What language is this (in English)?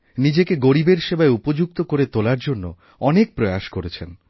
Bangla